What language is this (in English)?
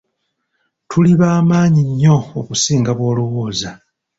Ganda